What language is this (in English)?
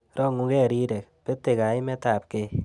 Kalenjin